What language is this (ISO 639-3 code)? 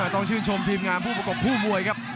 tha